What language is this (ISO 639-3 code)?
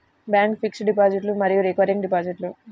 tel